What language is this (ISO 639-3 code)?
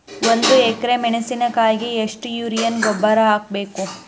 kan